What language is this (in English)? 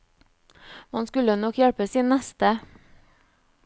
Norwegian